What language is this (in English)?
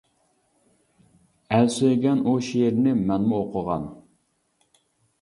Uyghur